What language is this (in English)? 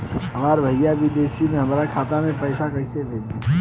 Bhojpuri